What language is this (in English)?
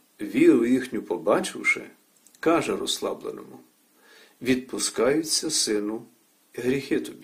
Ukrainian